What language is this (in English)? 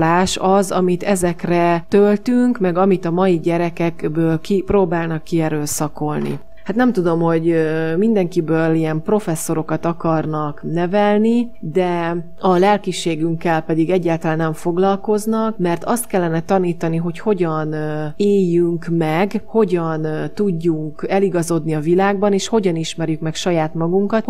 Hungarian